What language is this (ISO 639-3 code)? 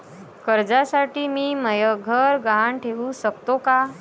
mar